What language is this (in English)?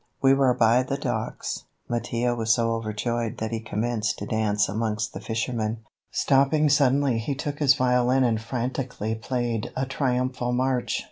English